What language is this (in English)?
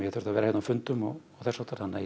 Icelandic